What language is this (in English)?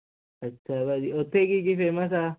Punjabi